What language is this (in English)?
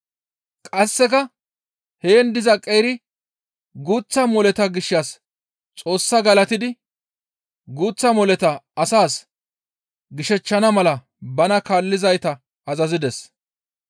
Gamo